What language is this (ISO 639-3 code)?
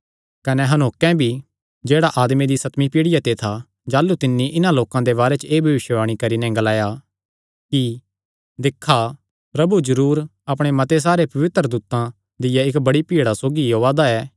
xnr